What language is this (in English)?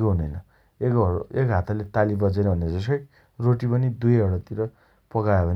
Dotyali